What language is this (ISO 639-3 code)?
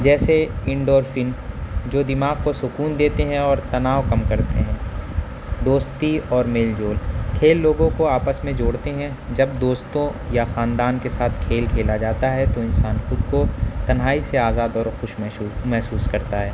urd